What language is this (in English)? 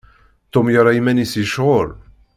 Kabyle